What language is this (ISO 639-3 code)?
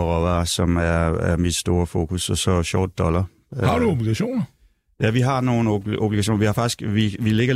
dan